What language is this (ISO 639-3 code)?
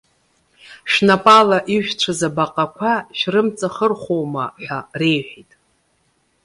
abk